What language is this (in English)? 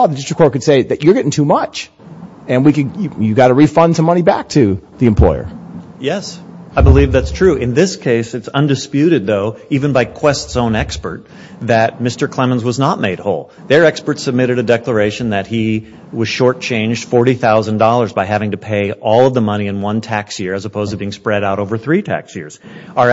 English